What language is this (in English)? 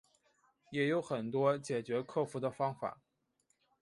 Chinese